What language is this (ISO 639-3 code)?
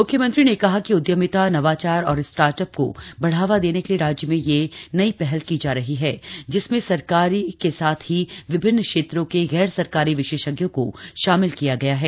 hin